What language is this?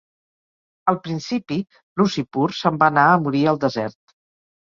Catalan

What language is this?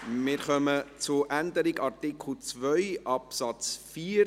Swiss German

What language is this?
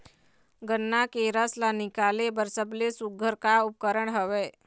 Chhattisgarhi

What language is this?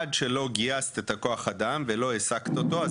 Hebrew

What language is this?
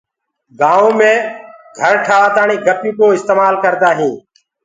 Gurgula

